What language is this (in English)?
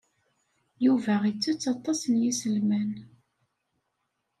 Kabyle